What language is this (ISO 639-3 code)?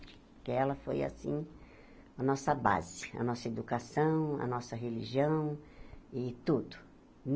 por